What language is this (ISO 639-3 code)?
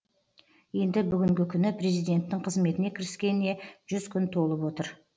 kaz